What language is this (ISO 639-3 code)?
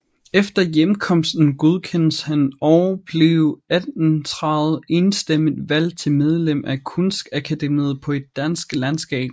dan